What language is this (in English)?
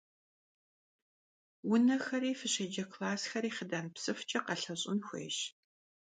Kabardian